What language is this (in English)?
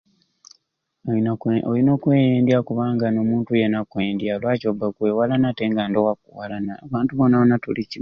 Ruuli